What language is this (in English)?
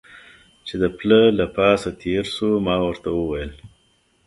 Pashto